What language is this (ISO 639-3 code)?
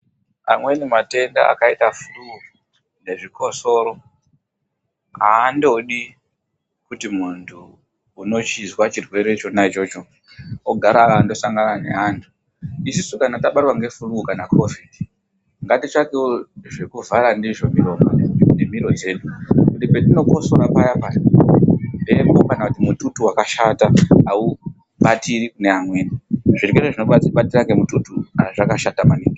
ndc